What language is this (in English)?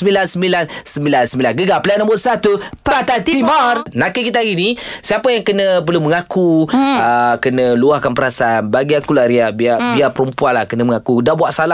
Malay